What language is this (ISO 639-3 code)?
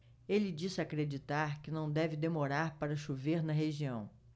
por